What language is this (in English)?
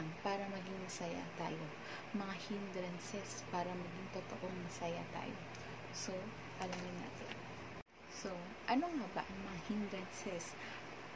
Filipino